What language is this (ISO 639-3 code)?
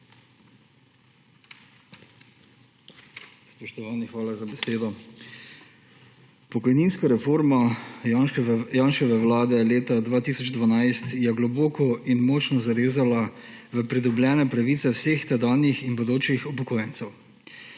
slv